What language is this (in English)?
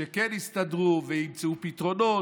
Hebrew